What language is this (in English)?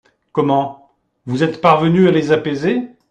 French